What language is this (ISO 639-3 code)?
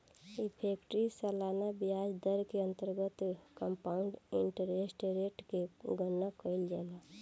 bho